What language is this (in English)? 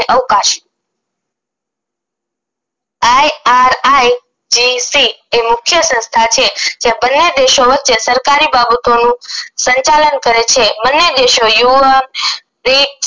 Gujarati